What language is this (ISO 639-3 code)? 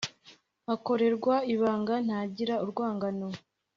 kin